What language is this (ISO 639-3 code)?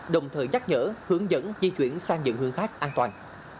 vie